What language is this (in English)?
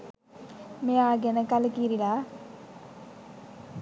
Sinhala